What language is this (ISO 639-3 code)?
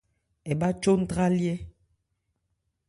ebr